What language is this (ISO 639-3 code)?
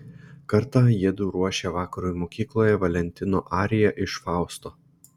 lit